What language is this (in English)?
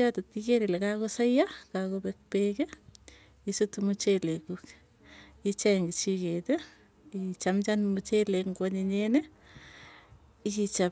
Tugen